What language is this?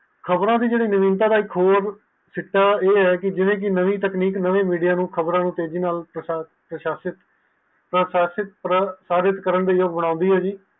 Punjabi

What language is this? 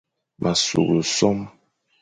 Fang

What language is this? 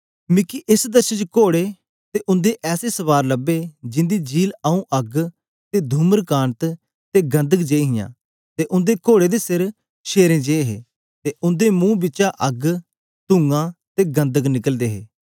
Dogri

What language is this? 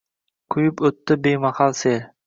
Uzbek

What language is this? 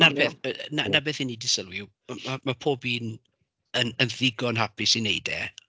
Welsh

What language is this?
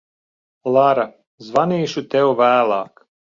Latvian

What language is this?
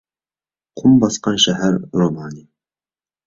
Uyghur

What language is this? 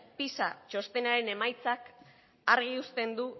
Basque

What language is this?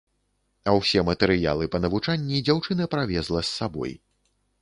Belarusian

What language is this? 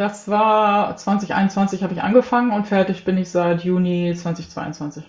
German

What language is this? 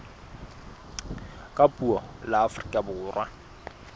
Southern Sotho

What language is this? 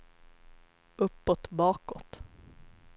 Swedish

